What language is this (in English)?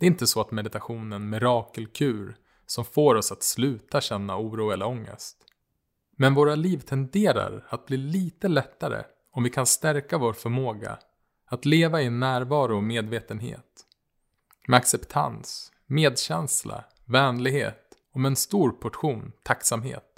Swedish